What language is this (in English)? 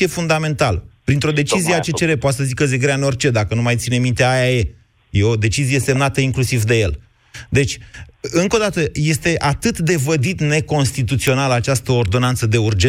Romanian